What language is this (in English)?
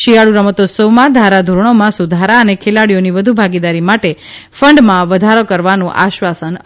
Gujarati